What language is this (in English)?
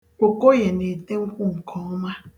Igbo